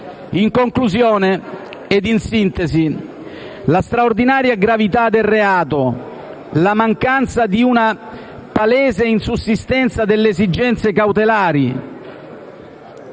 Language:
Italian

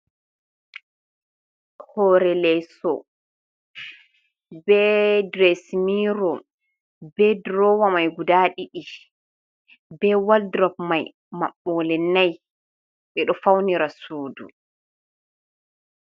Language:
Fula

